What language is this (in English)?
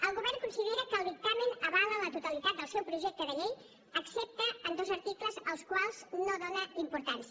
Catalan